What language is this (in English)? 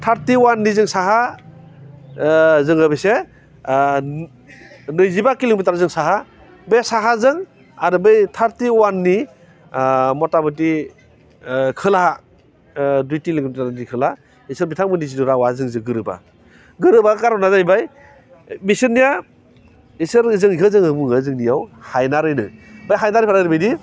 Bodo